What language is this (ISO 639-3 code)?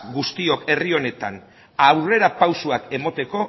eus